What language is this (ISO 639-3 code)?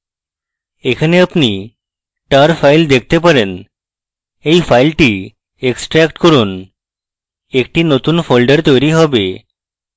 ben